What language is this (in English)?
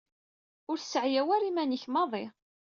Kabyle